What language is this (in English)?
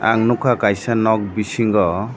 Kok Borok